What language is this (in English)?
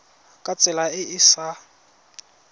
Tswana